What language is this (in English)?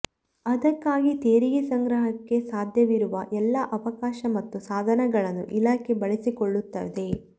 Kannada